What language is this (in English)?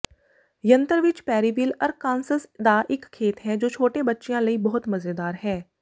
Punjabi